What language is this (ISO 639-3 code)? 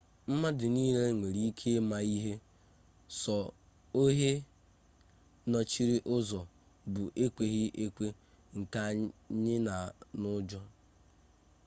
ibo